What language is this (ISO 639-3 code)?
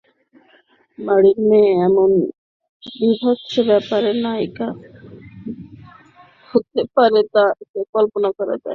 ben